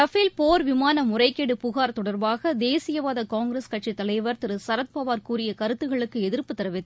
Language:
Tamil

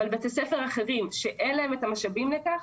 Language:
Hebrew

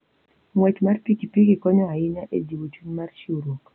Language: Luo (Kenya and Tanzania)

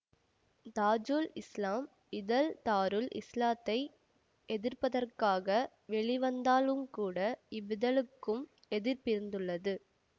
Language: Tamil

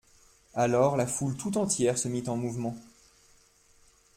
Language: French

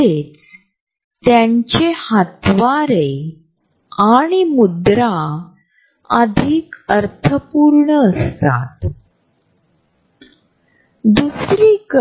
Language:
Marathi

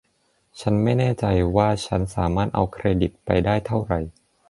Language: Thai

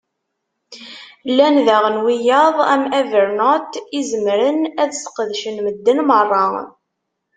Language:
Kabyle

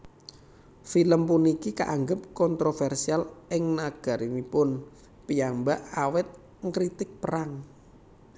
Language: Javanese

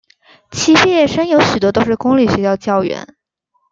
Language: Chinese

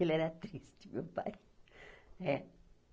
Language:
Portuguese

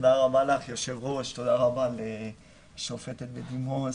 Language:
Hebrew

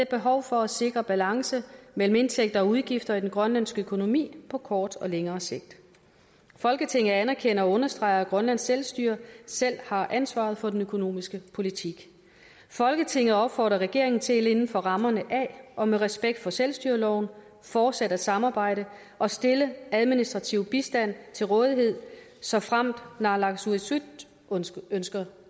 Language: Danish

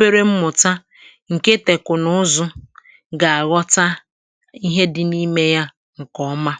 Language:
Igbo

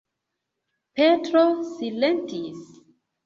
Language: Esperanto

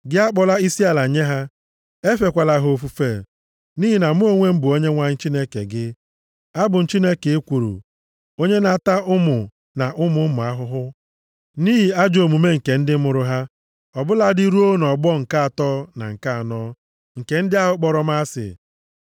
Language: Igbo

